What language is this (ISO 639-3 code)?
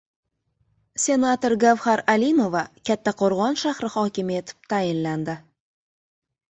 uzb